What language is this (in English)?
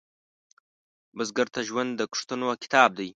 Pashto